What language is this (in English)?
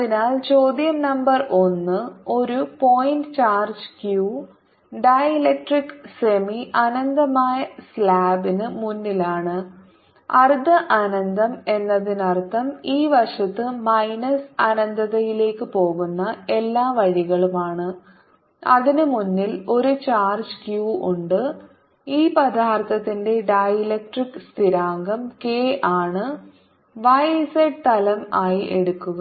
Malayalam